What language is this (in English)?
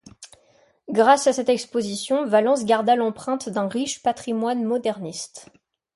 French